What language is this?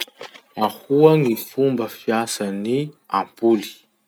Masikoro Malagasy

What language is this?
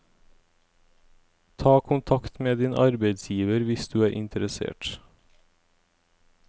Norwegian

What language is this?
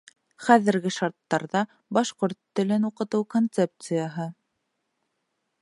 Bashkir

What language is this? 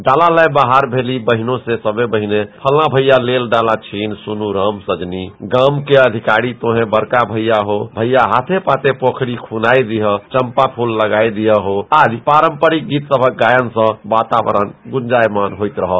Maithili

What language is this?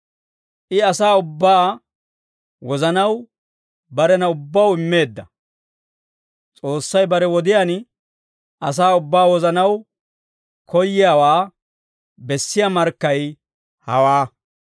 Dawro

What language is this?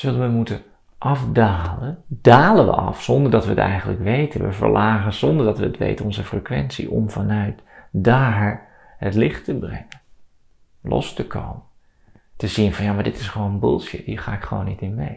Dutch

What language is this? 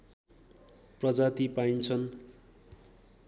Nepali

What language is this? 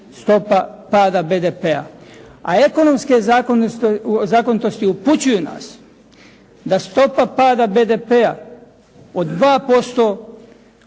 Croatian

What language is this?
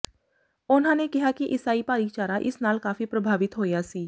Punjabi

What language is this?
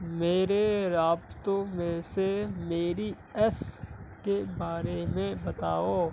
Urdu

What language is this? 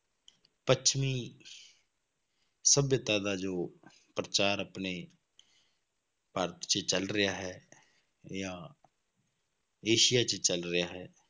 Punjabi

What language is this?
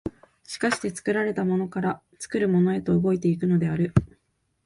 Japanese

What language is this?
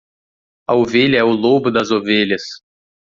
Portuguese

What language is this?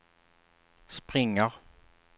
Swedish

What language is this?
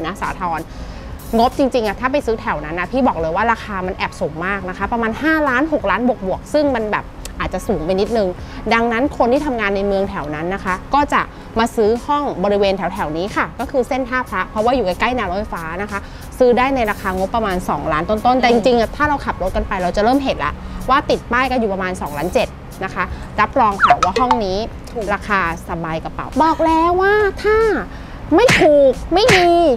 Thai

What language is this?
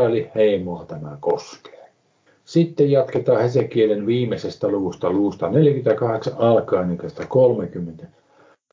Finnish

